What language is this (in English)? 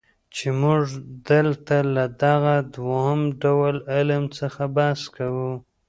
Pashto